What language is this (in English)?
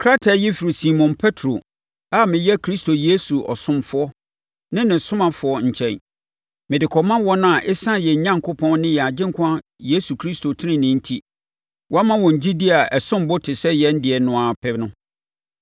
Akan